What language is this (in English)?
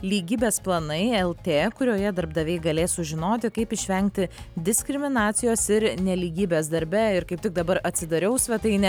Lithuanian